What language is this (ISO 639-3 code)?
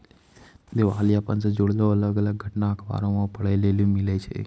mai